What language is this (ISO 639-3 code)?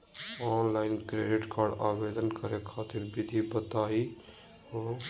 mag